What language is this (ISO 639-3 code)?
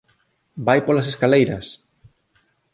glg